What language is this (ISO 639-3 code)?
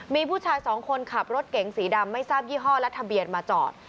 tha